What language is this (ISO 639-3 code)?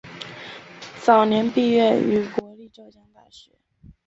zho